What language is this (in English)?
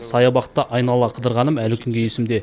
Kazakh